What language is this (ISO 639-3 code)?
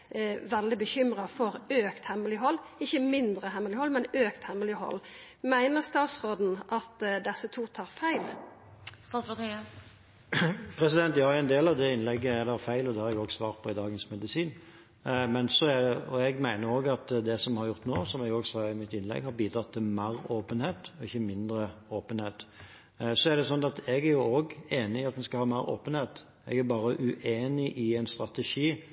nor